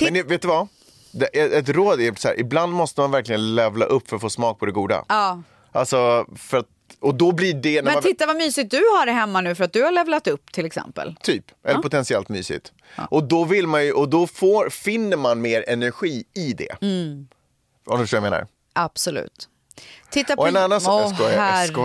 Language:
Swedish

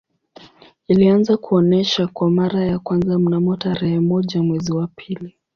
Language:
Swahili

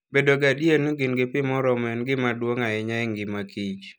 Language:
Luo (Kenya and Tanzania)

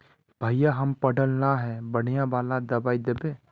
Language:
Magahi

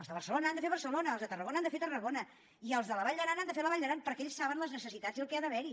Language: Catalan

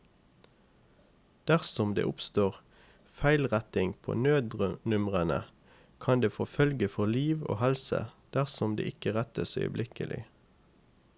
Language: Norwegian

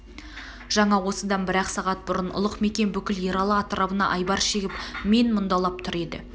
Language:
Kazakh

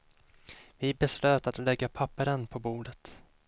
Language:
Swedish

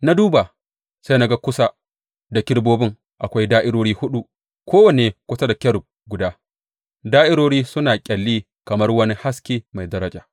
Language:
Hausa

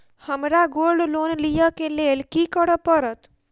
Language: Maithili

